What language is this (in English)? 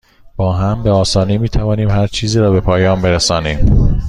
Persian